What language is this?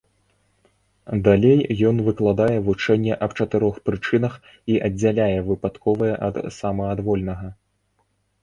Belarusian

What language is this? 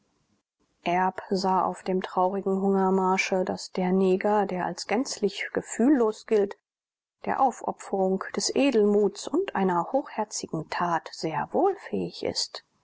German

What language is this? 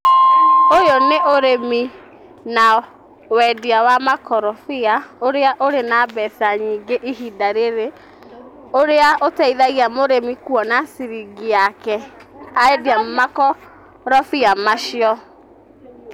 Kikuyu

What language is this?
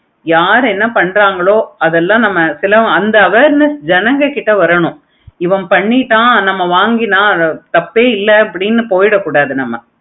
Tamil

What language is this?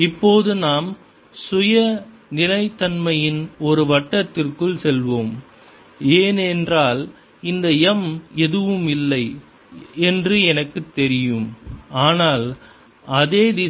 Tamil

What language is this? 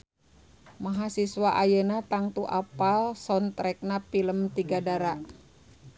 Sundanese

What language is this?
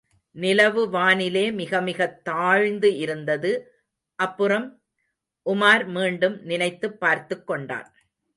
Tamil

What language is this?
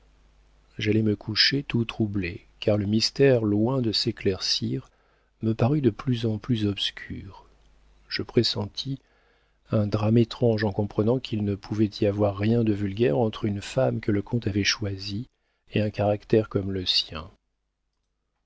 French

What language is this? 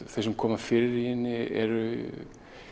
Icelandic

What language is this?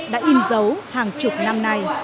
Vietnamese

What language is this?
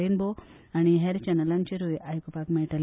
Konkani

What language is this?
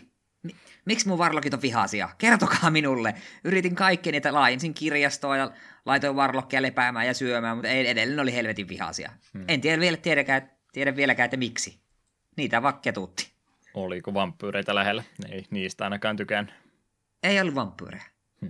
Finnish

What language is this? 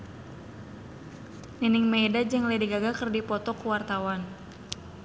Sundanese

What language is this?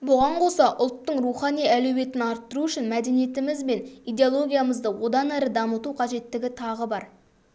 Kazakh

